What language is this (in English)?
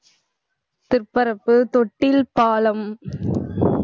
Tamil